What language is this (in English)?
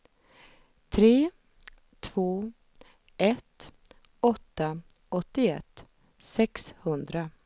Swedish